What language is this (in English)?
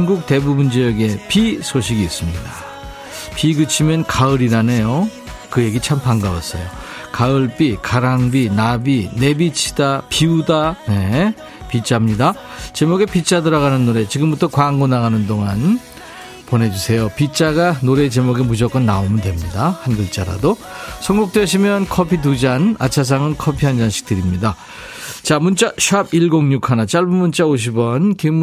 Korean